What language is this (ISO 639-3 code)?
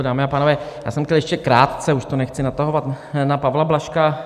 ces